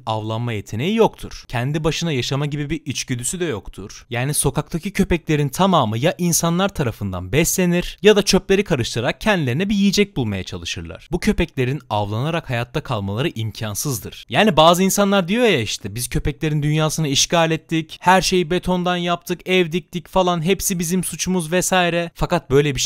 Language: Turkish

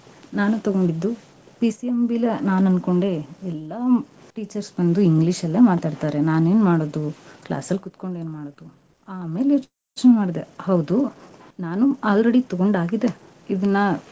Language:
Kannada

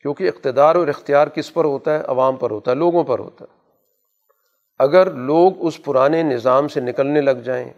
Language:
Urdu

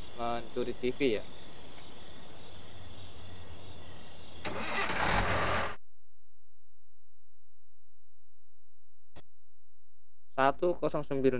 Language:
Indonesian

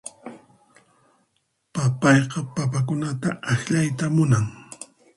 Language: Puno Quechua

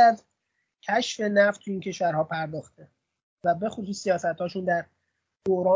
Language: Persian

